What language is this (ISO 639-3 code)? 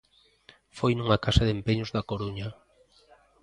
glg